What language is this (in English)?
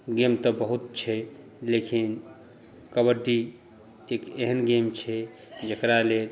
Maithili